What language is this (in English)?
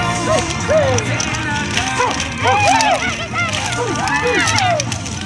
Japanese